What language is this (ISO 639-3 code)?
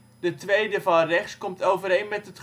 nld